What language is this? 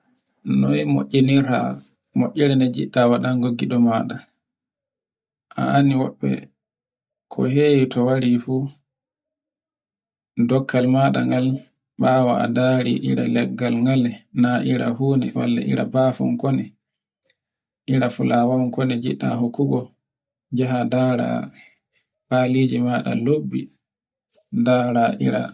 Borgu Fulfulde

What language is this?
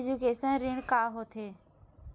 Chhattisgarhi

